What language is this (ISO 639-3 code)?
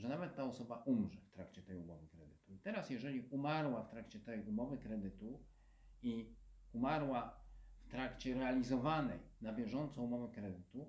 pol